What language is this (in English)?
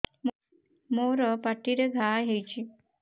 Odia